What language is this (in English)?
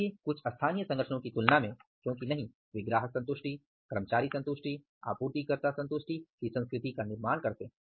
Hindi